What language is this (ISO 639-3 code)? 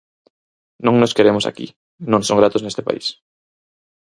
glg